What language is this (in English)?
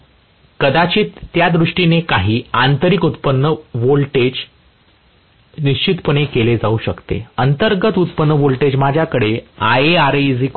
Marathi